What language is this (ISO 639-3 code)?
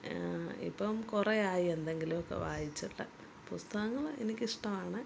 mal